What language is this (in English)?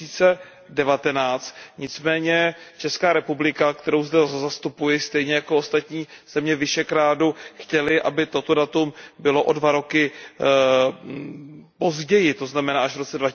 Czech